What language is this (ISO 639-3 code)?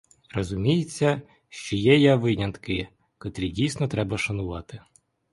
ukr